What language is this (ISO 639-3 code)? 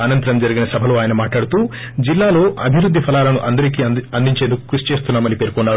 tel